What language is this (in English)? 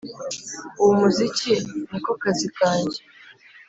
Kinyarwanda